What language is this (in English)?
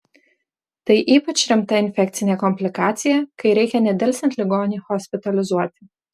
Lithuanian